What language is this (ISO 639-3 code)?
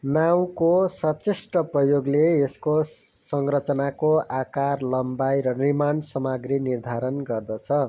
nep